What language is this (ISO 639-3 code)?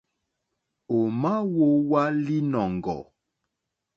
bri